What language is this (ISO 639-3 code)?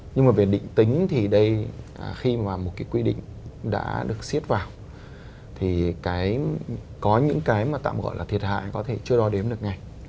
vie